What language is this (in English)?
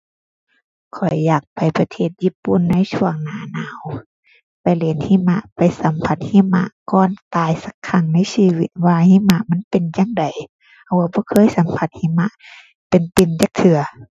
Thai